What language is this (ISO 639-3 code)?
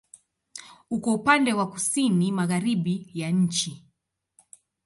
swa